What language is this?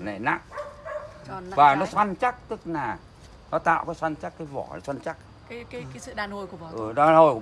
Vietnamese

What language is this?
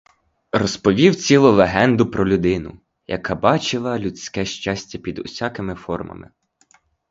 Ukrainian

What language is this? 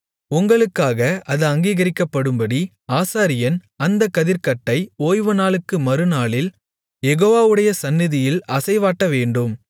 Tamil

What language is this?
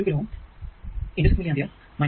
Malayalam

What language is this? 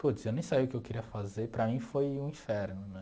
Portuguese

